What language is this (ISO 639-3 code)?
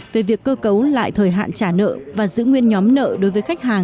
vie